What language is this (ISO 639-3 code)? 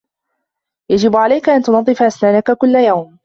ara